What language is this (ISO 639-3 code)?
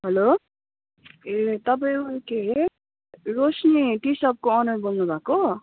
nep